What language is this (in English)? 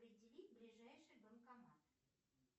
Russian